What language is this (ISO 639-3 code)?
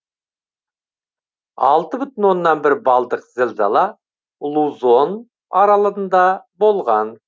kaz